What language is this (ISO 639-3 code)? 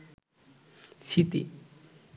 ben